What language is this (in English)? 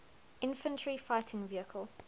English